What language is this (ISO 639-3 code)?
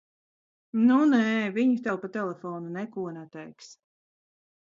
lav